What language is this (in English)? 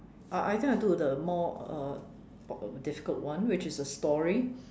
English